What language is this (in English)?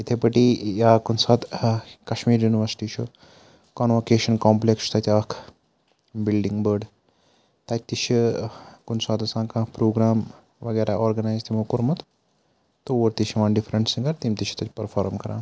Kashmiri